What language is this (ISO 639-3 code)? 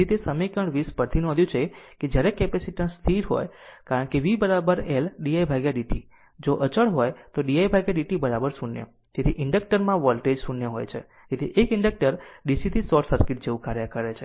guj